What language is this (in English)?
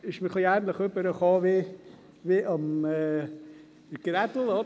Swiss German